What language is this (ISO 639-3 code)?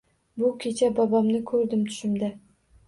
uzb